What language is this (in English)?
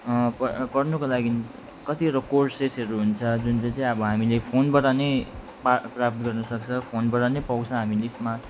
Nepali